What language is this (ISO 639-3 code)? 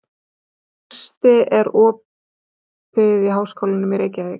isl